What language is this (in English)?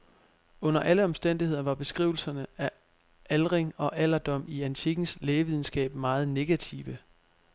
Danish